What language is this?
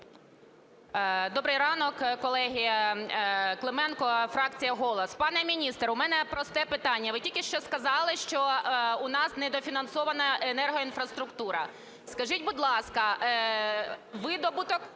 Ukrainian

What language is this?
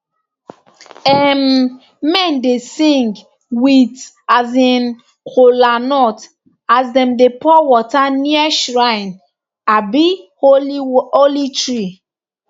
Nigerian Pidgin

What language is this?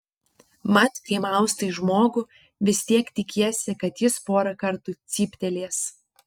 Lithuanian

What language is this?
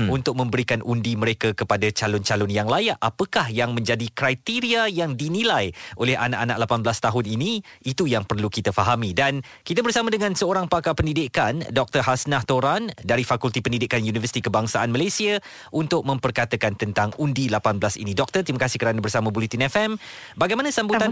Malay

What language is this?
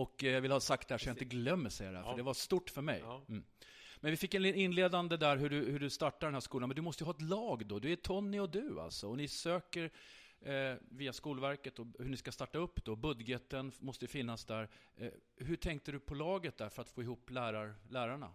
Swedish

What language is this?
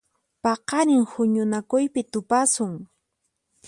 Puno Quechua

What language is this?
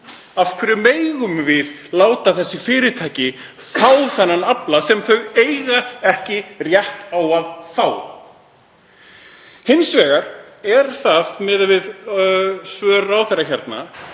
Icelandic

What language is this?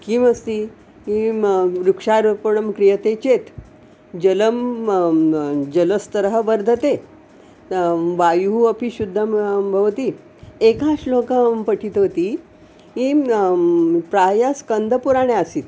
Sanskrit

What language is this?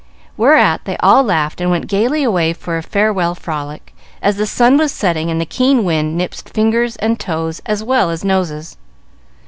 English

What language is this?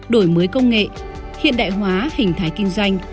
Vietnamese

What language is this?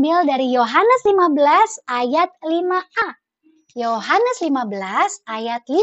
Indonesian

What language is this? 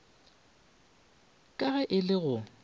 Northern Sotho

